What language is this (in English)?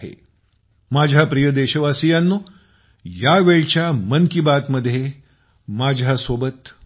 Marathi